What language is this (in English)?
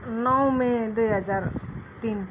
Nepali